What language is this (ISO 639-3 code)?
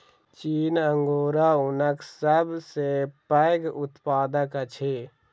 mai